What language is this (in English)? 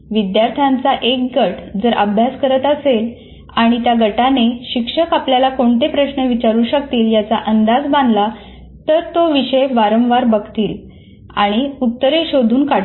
Marathi